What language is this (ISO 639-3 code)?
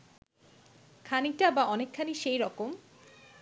ben